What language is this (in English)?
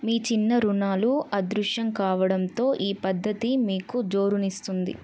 Telugu